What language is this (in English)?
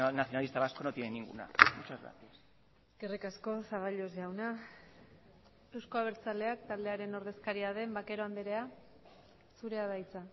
Basque